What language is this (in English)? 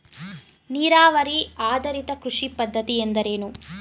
Kannada